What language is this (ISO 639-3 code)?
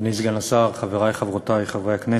heb